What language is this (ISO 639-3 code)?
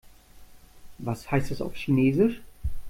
deu